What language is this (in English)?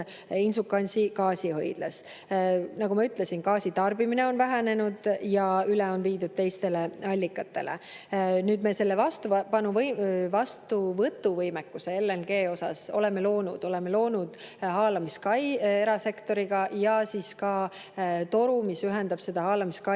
Estonian